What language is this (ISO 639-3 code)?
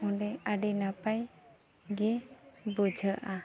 sat